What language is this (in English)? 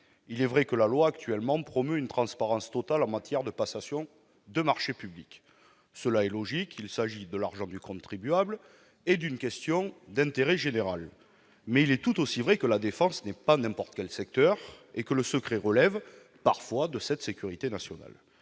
French